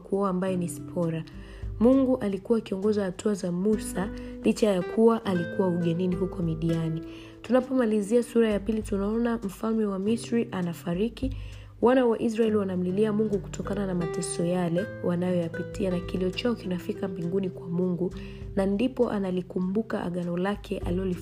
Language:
Swahili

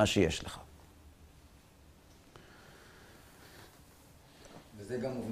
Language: Hebrew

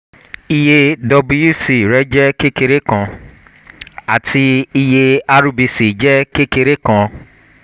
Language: Yoruba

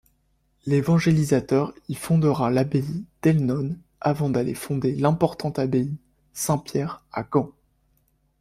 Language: French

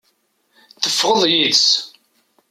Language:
Kabyle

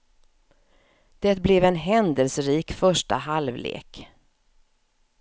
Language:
Swedish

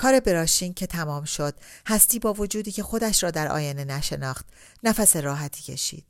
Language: Persian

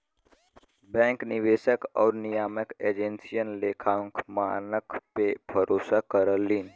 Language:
Bhojpuri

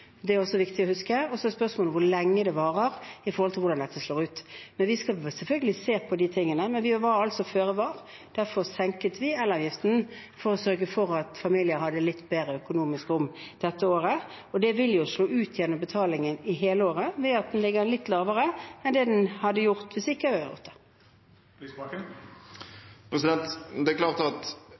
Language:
Norwegian Bokmål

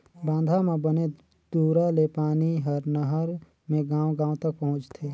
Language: Chhattisgarhi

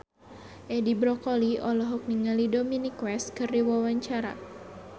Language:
Sundanese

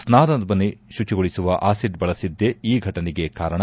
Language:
Kannada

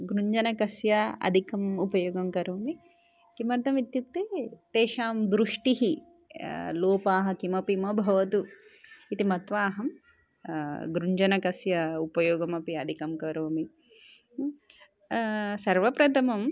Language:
Sanskrit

